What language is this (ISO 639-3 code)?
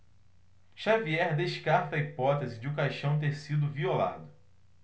por